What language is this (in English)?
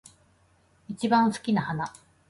Japanese